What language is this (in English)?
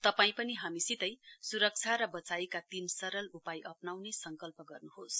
Nepali